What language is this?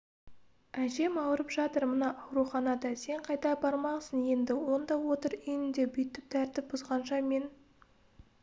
Kazakh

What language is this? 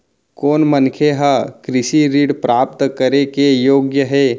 Chhattisgarhi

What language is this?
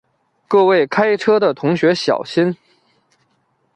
Chinese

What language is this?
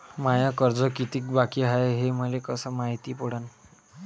Marathi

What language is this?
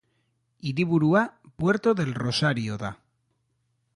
Basque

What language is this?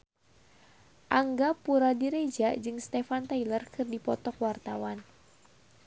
Sundanese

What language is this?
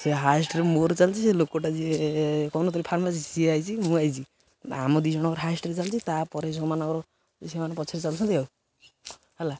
Odia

